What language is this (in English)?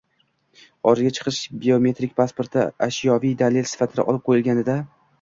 Uzbek